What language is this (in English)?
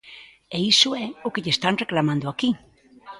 Galician